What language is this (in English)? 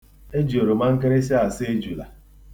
Igbo